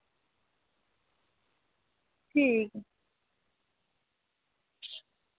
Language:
Dogri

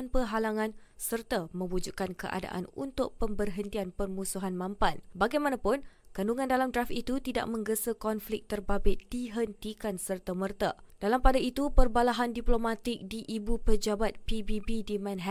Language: Malay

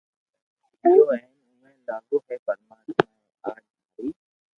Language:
Loarki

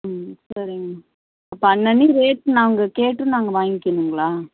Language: Tamil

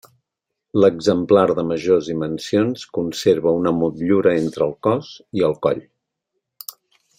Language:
Catalan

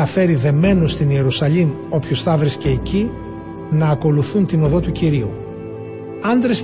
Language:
Greek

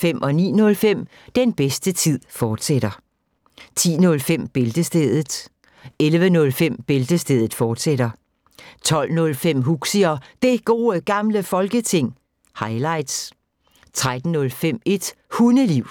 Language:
Danish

